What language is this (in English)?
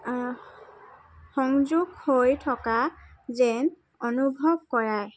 Assamese